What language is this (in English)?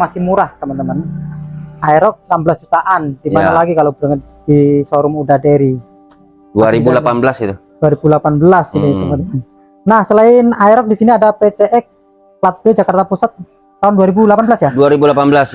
Indonesian